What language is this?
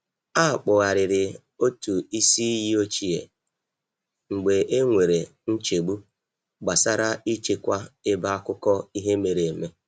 Igbo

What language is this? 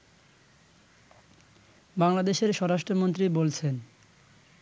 Bangla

